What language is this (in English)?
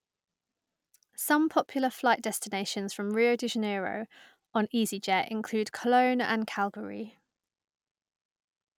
English